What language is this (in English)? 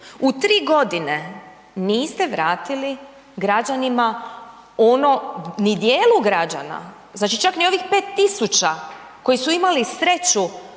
Croatian